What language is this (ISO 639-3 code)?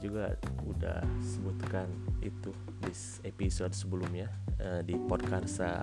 ind